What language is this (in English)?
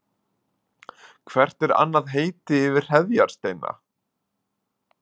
Icelandic